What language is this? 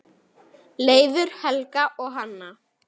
Icelandic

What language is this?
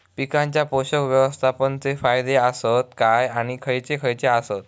Marathi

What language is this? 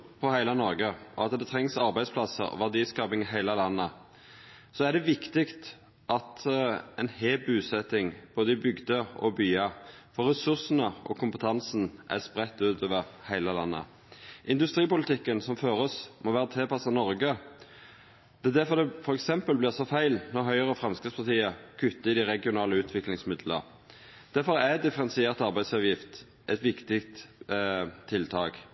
Norwegian Nynorsk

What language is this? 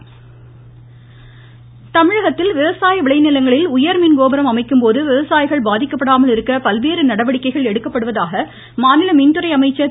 Tamil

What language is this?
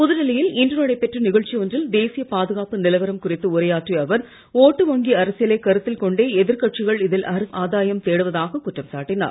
Tamil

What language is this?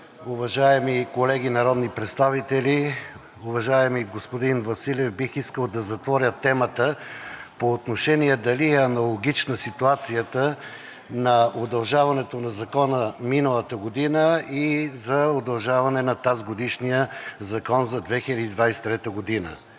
Bulgarian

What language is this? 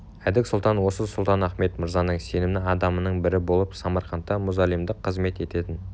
Kazakh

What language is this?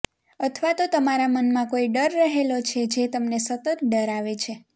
Gujarati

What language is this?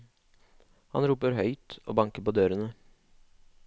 Norwegian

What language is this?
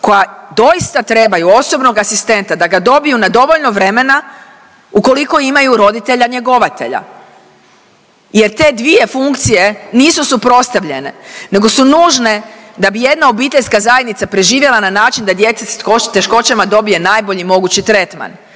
Croatian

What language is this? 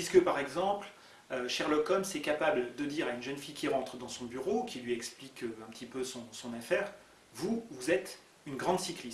French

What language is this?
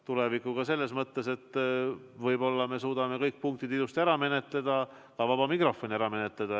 Estonian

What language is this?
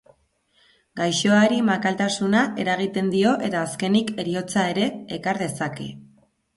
Basque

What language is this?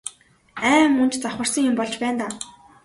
Mongolian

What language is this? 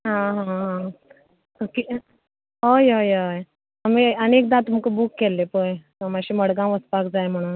Konkani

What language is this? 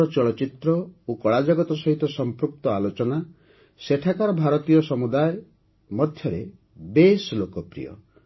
Odia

